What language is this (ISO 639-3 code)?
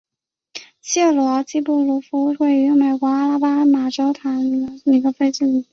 zho